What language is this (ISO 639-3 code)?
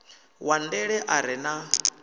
ven